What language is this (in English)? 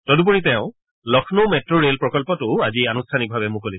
Assamese